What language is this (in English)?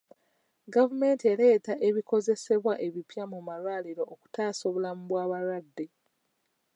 Ganda